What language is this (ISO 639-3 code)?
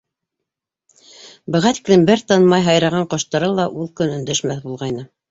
bak